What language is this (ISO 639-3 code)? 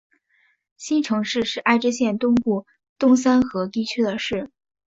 zho